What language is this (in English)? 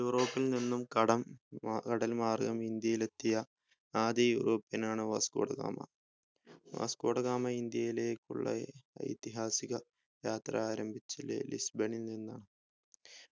Malayalam